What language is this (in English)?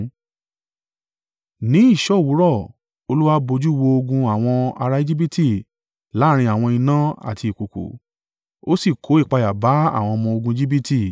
Yoruba